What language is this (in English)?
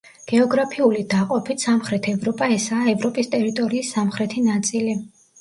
Georgian